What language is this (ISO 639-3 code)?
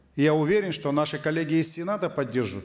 kaz